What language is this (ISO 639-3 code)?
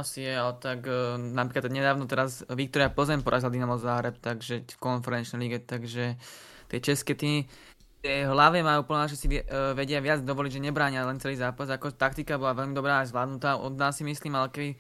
slk